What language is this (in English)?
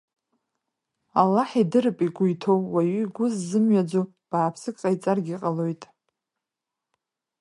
Abkhazian